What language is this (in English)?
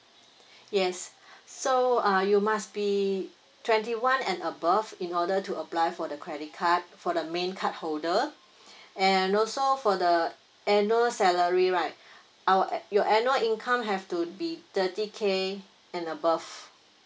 English